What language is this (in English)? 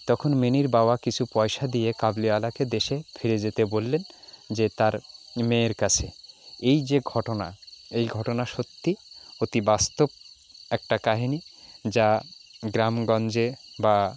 Bangla